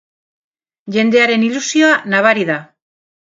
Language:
Basque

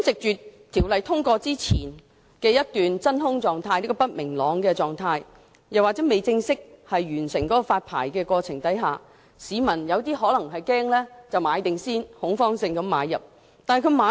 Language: Cantonese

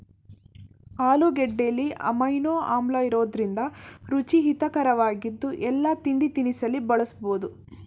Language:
Kannada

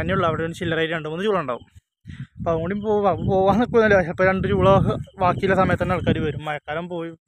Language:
Malayalam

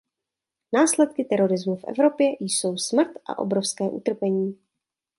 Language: Czech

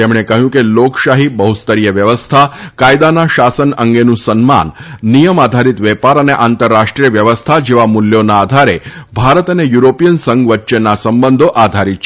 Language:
Gujarati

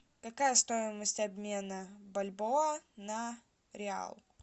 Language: Russian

